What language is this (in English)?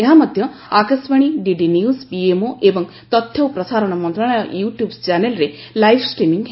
Odia